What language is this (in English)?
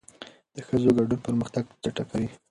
Pashto